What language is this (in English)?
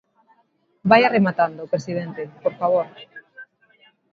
Galician